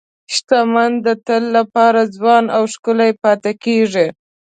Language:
Pashto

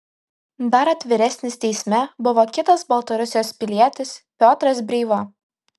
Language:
Lithuanian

